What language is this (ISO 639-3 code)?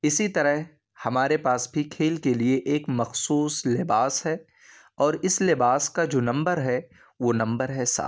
urd